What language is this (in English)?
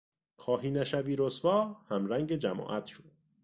Persian